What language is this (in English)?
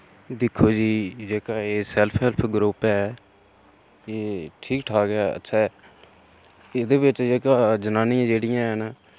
Dogri